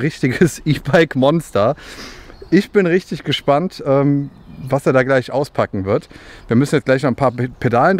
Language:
German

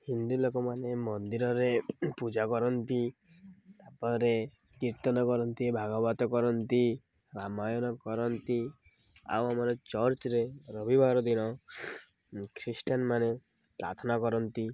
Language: Odia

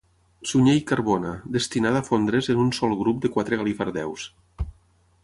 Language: Catalan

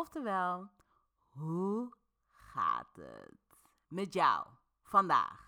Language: Dutch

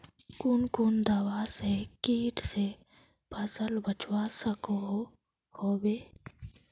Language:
Magahi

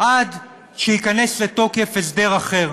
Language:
Hebrew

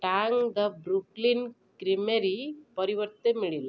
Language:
Odia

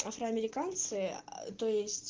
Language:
Russian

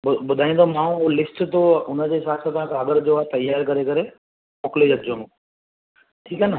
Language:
Sindhi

